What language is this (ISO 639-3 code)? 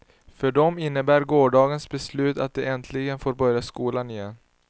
swe